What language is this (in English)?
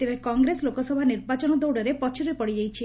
Odia